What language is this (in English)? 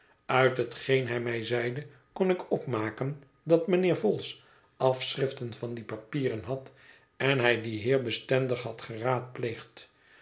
Dutch